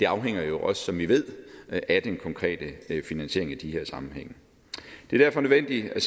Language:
Danish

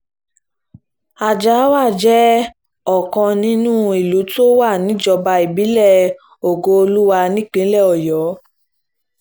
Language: Yoruba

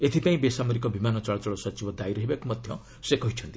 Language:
Odia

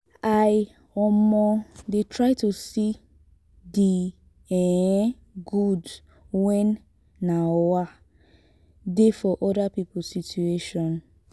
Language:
Nigerian Pidgin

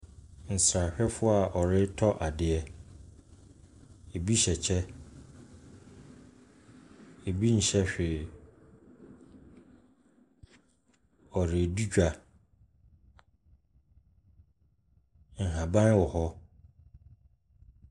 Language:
Akan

